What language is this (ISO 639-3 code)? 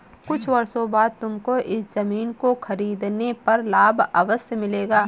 hin